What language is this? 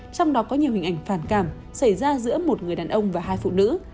Vietnamese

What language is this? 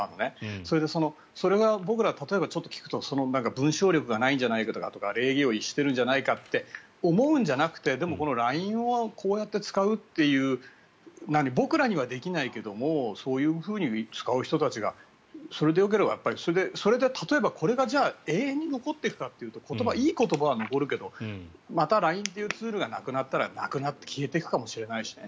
Japanese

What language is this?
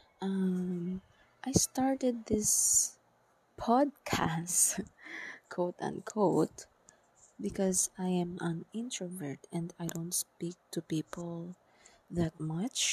Filipino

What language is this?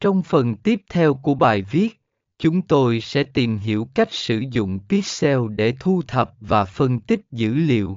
Vietnamese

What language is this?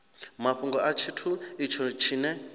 Venda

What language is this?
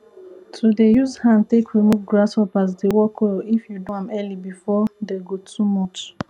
Nigerian Pidgin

